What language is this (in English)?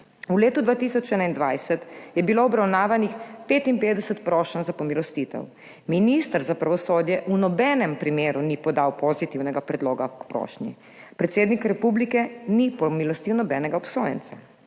Slovenian